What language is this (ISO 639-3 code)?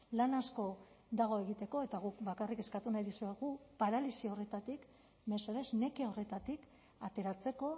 eus